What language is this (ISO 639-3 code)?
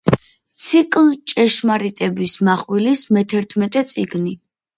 kat